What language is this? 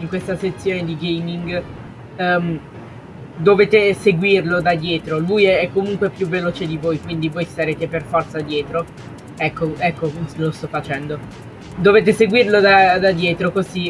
Italian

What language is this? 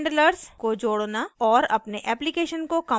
Hindi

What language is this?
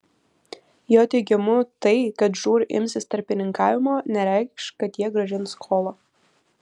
Lithuanian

